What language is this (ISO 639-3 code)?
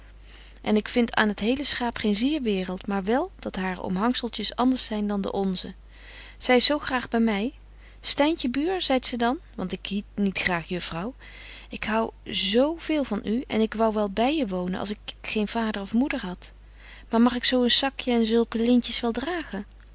nld